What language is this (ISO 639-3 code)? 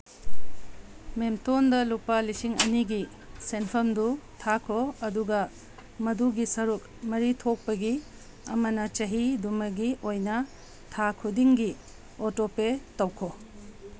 mni